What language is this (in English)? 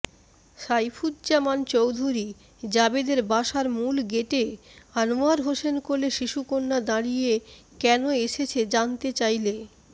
Bangla